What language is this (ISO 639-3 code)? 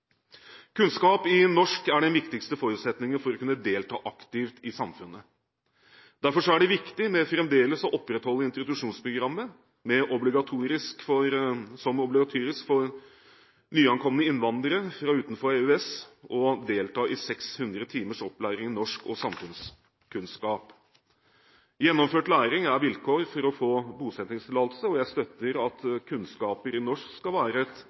nob